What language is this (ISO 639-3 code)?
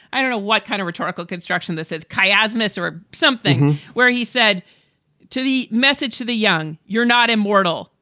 eng